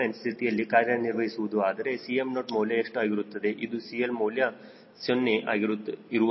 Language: Kannada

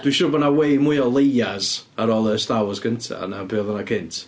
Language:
Welsh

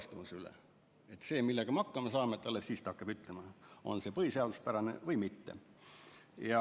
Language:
Estonian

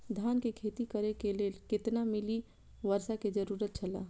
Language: Maithili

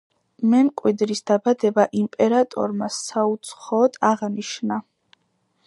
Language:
Georgian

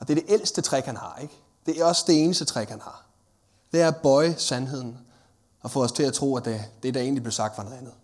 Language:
Danish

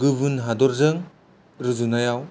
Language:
Bodo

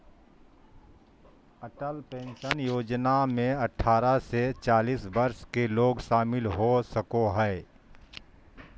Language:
Magahi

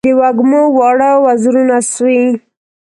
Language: Pashto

